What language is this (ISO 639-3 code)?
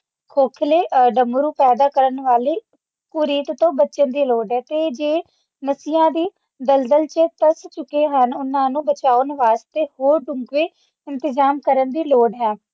pan